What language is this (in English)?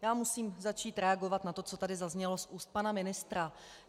Czech